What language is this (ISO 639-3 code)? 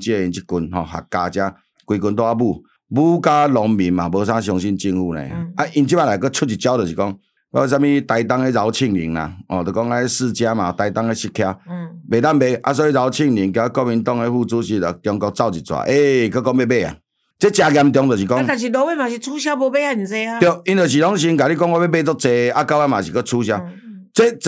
zho